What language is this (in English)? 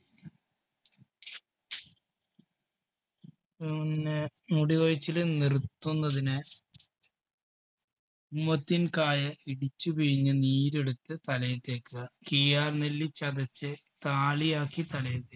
Malayalam